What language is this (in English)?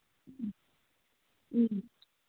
Manipuri